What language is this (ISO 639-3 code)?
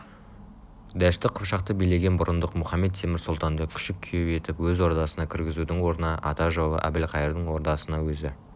kaz